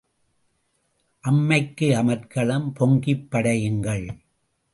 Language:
Tamil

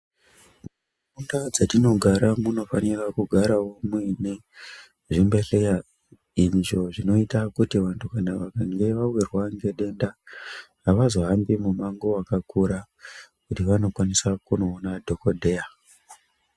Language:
Ndau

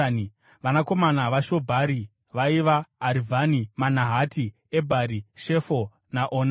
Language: Shona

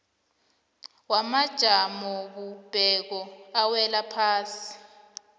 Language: South Ndebele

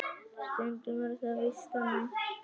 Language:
Icelandic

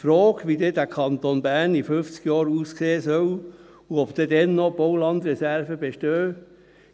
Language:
Swiss German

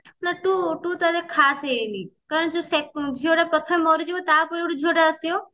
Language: Odia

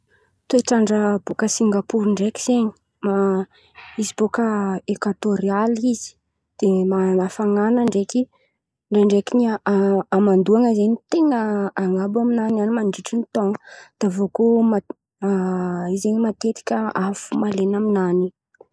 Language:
Antankarana Malagasy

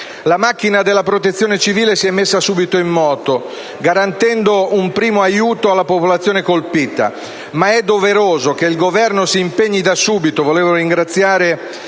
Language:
Italian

